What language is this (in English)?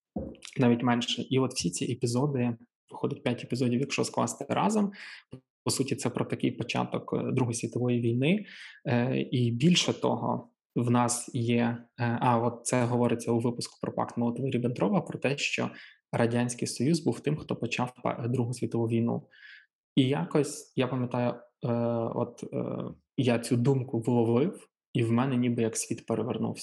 Ukrainian